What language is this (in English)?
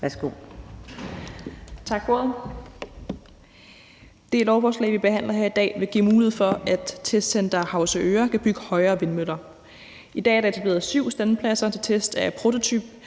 Danish